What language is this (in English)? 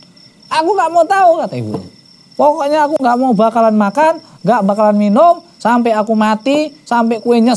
Indonesian